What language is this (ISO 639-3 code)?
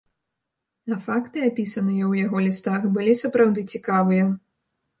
bel